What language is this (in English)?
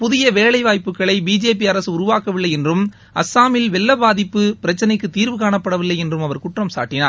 Tamil